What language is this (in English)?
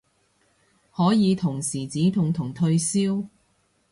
Cantonese